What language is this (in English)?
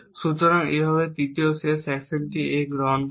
Bangla